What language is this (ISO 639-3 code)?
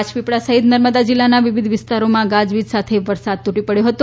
guj